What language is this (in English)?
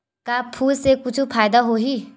Chhattisgarhi